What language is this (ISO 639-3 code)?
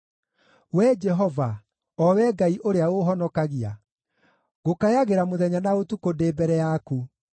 kik